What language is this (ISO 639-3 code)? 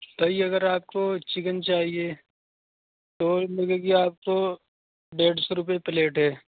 urd